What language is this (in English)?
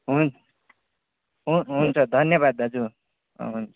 Nepali